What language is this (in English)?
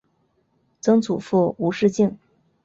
Chinese